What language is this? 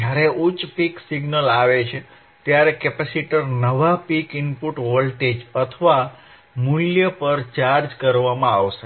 Gujarati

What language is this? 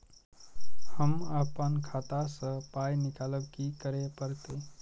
Maithili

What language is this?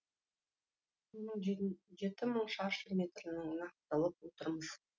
Kazakh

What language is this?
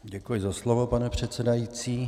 Czech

